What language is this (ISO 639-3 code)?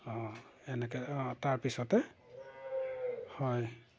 asm